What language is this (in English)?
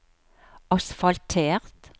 Norwegian